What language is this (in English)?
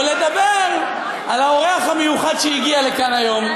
Hebrew